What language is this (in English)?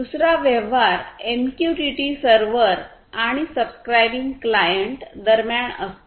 Marathi